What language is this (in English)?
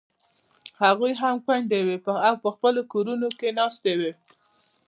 Pashto